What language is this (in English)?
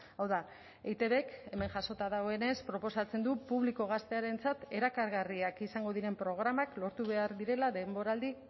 Basque